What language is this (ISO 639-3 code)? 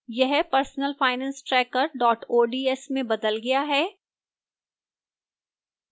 hin